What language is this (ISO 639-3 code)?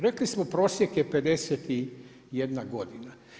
hrv